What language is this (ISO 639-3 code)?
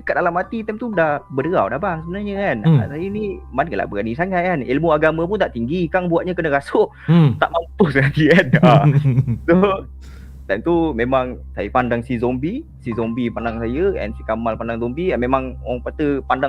msa